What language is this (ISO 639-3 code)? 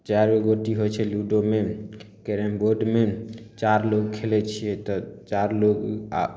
mai